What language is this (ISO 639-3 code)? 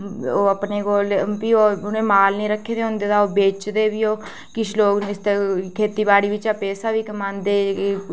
doi